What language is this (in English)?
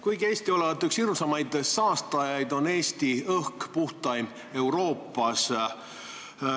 Estonian